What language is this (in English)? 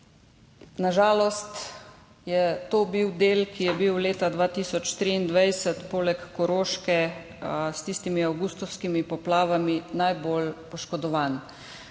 Slovenian